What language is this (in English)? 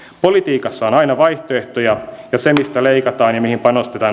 Finnish